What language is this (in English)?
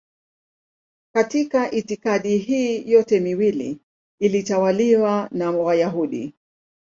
Swahili